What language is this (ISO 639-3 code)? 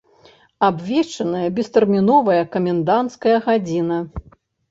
bel